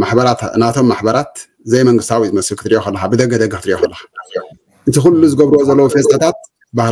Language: Arabic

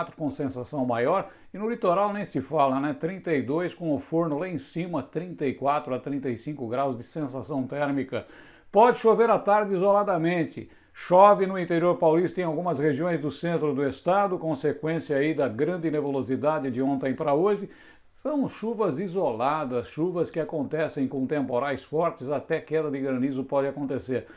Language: Portuguese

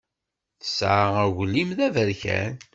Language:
Kabyle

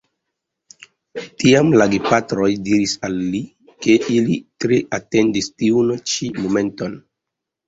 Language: Esperanto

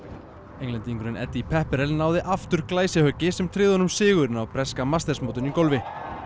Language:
Icelandic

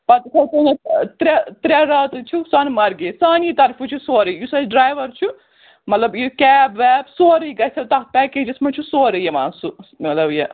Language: Kashmiri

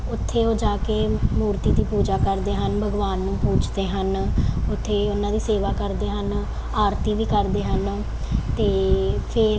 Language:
Punjabi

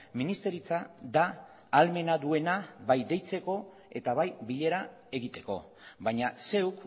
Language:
Basque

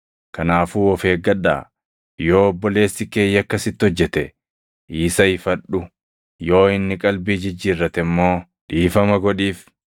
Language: Oromo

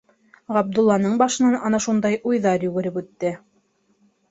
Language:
Bashkir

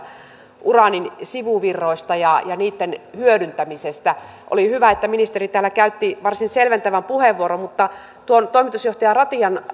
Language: Finnish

